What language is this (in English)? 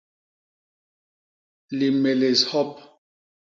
Basaa